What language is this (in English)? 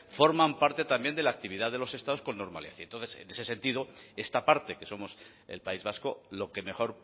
Spanish